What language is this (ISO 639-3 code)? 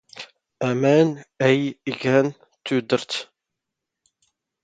zgh